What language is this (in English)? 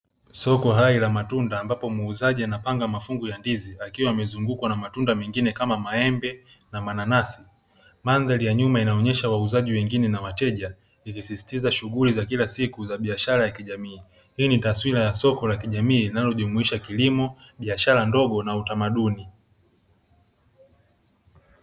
Swahili